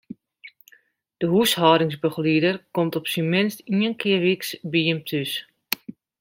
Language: Western Frisian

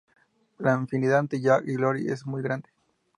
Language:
Spanish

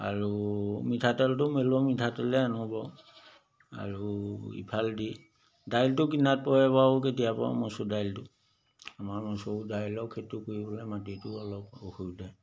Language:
Assamese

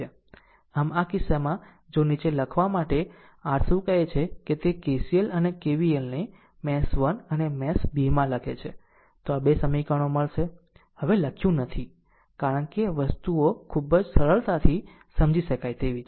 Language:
Gujarati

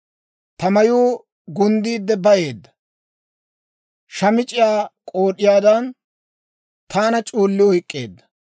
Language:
Dawro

